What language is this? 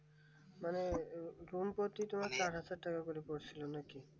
Bangla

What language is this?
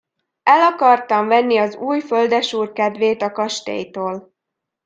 Hungarian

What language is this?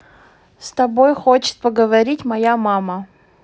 Russian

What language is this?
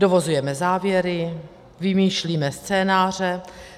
Czech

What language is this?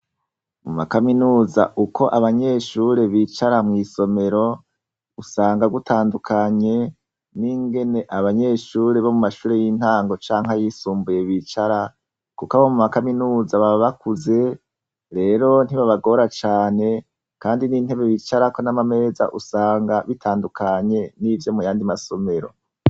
Rundi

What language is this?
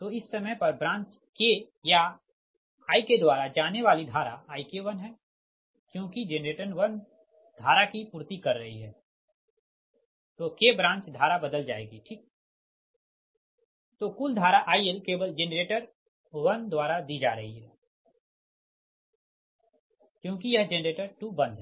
Hindi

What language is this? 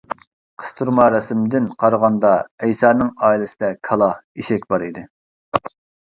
Uyghur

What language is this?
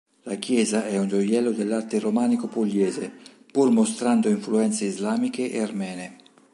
Italian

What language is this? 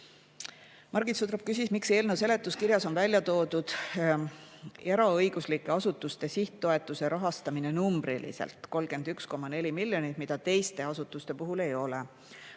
Estonian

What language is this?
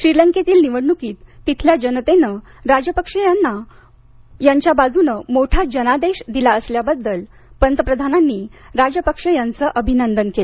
Marathi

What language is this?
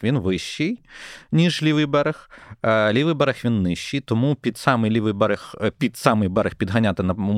Ukrainian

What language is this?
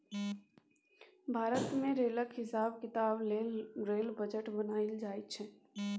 Maithili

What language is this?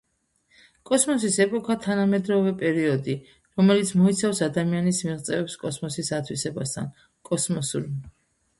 Georgian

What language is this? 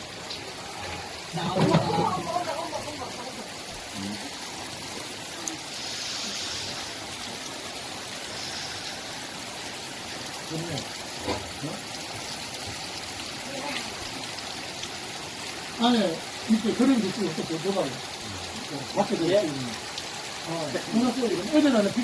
Korean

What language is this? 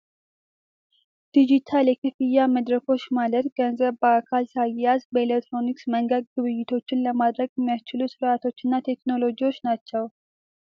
Amharic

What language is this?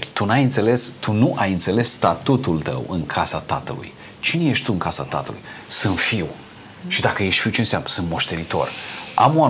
Romanian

